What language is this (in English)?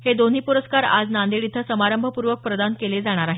Marathi